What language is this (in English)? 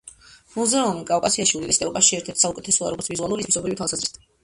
Georgian